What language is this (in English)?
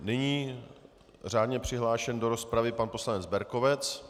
Czech